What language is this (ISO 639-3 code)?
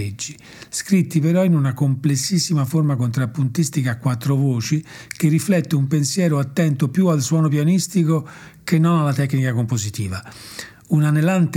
ita